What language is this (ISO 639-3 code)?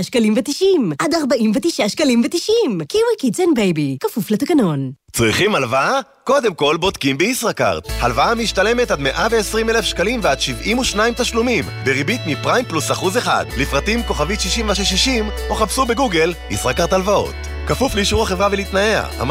heb